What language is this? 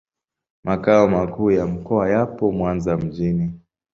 Swahili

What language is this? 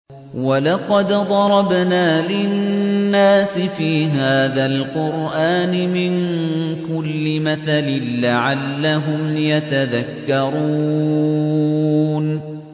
Arabic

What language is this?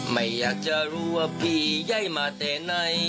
Thai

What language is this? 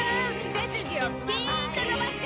Japanese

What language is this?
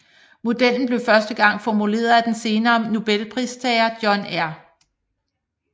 Danish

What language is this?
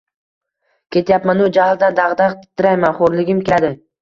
Uzbek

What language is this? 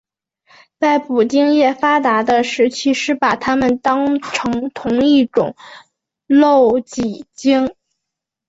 Chinese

